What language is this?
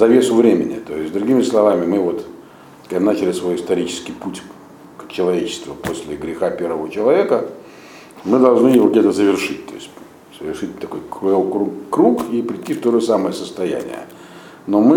Russian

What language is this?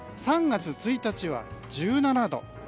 Japanese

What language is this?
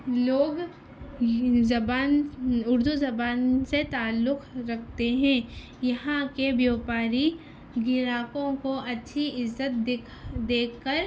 Urdu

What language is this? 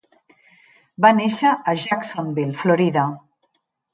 Catalan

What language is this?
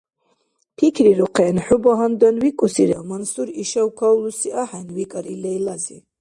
Dargwa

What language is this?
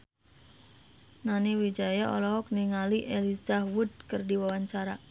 Sundanese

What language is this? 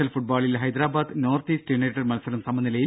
Malayalam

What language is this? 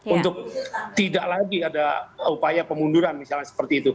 Indonesian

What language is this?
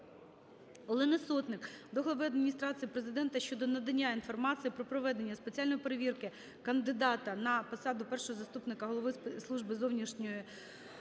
Ukrainian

